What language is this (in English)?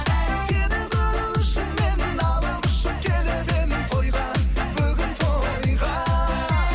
Kazakh